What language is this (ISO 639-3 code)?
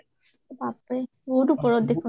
asm